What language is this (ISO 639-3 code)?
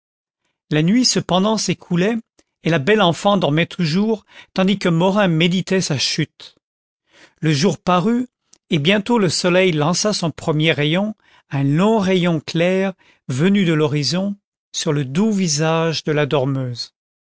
fra